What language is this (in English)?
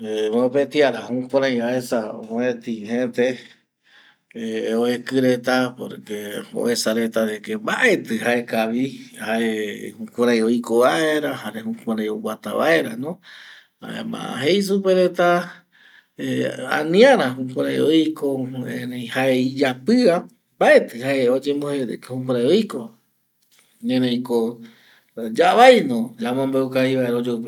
Eastern Bolivian Guaraní